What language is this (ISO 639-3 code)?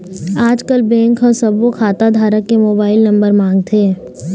hne